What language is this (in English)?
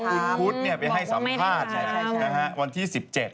Thai